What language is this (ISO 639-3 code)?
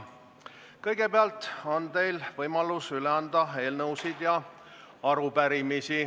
est